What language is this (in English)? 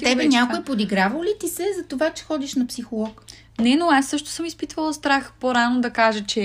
Bulgarian